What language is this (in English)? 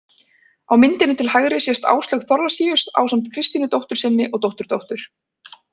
Icelandic